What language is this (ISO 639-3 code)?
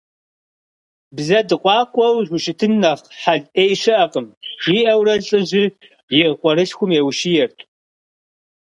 kbd